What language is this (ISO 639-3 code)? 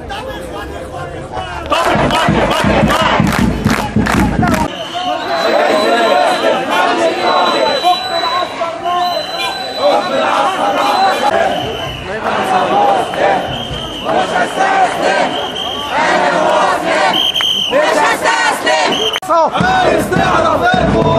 ara